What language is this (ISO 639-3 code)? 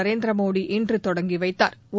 tam